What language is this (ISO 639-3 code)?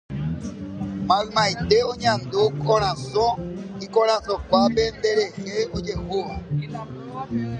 grn